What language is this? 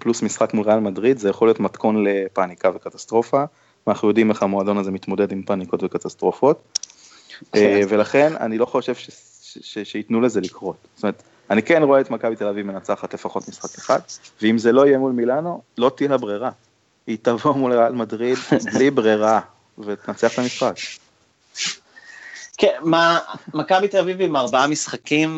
Hebrew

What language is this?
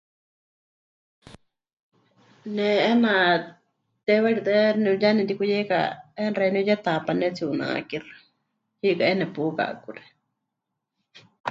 Huichol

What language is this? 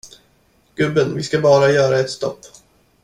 Swedish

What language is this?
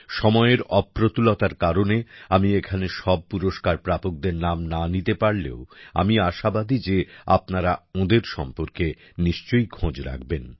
Bangla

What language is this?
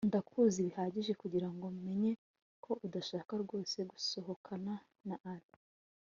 Kinyarwanda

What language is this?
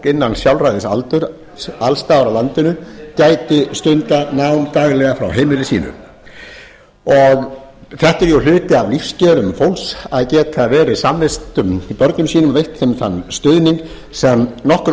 Icelandic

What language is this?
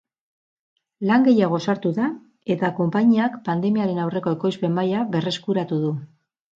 Basque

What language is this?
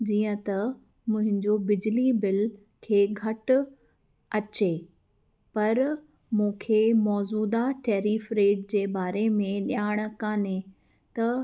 Sindhi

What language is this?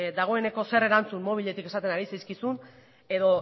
Basque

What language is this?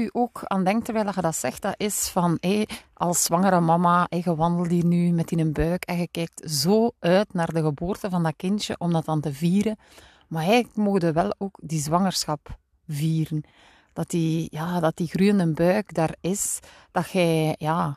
Dutch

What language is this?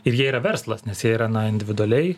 Lithuanian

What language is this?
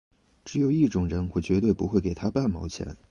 Chinese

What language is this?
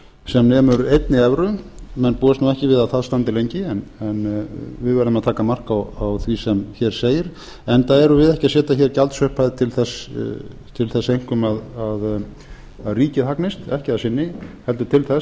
Icelandic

